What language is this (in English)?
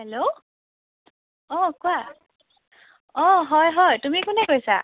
Assamese